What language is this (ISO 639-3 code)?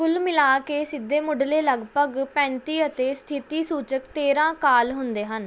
pan